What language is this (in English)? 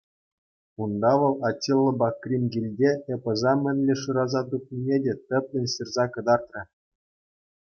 Chuvash